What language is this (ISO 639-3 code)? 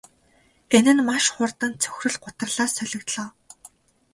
mon